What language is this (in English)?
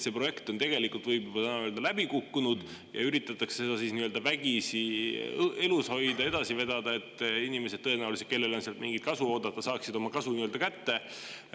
Estonian